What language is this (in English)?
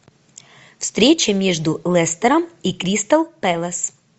Russian